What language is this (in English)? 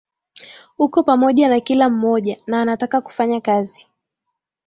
Swahili